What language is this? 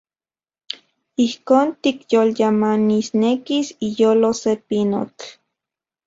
Central Puebla Nahuatl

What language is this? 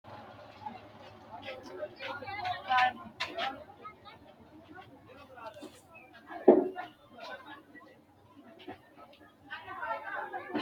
Sidamo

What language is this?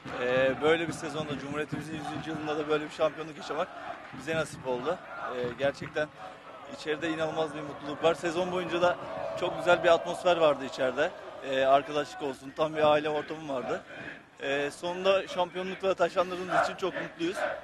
Turkish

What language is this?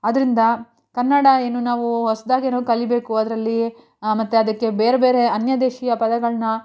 Kannada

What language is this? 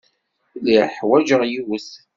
Kabyle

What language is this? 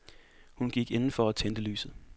Danish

